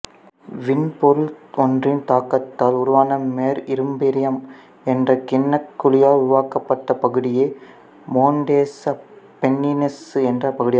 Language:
Tamil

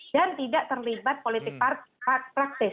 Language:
Indonesian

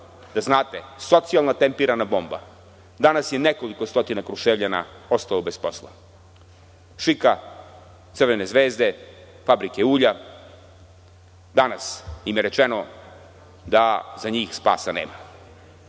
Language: Serbian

